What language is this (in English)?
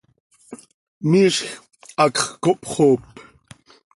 Seri